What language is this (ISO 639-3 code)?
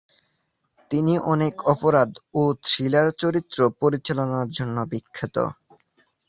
ben